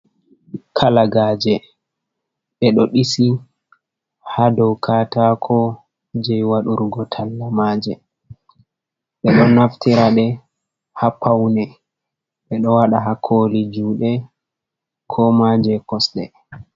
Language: Fula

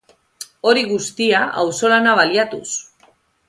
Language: Basque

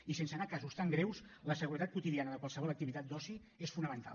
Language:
Catalan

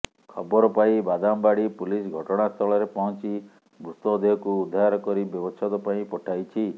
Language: Odia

